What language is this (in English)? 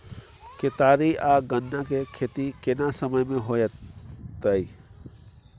Maithili